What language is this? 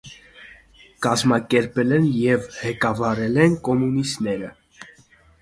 Armenian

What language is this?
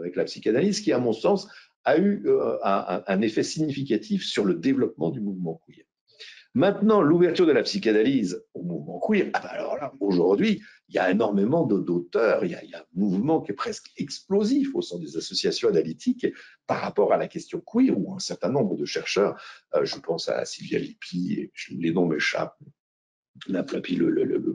French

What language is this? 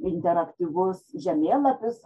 Lithuanian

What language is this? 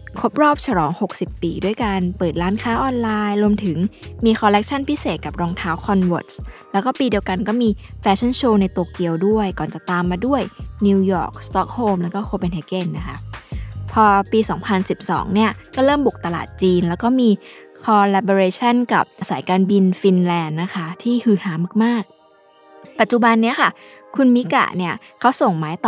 Thai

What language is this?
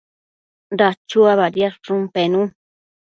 Matsés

